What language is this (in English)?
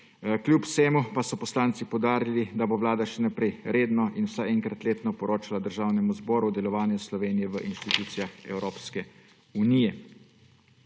Slovenian